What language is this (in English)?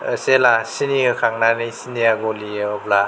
Bodo